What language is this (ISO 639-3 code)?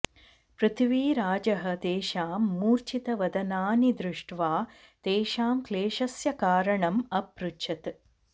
san